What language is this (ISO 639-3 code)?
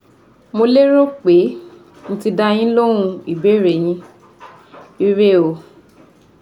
yor